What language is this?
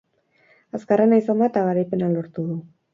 Basque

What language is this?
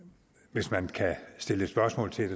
Danish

